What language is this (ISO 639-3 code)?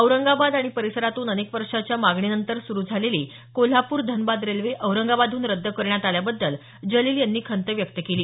mar